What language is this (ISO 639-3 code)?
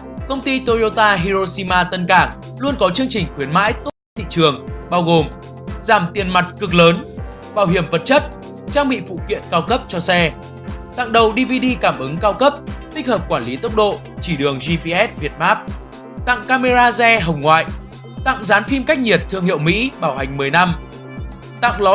vie